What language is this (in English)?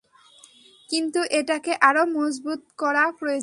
Bangla